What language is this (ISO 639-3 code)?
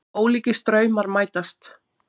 isl